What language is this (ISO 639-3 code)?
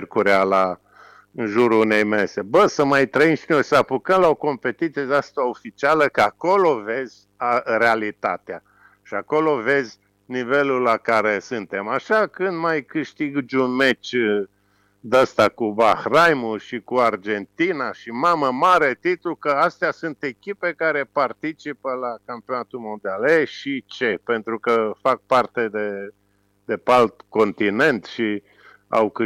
ron